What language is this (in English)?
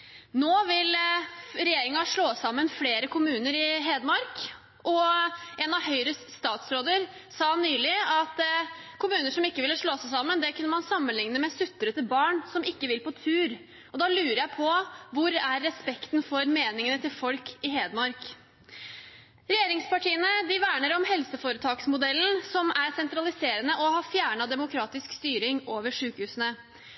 Norwegian Bokmål